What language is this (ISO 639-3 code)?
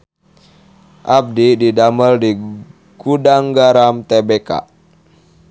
sun